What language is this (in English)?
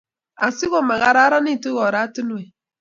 Kalenjin